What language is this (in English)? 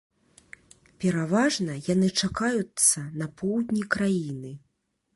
Belarusian